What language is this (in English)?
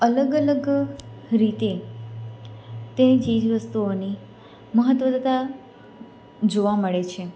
Gujarati